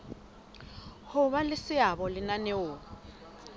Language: Southern Sotho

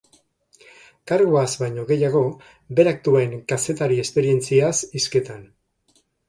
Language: Basque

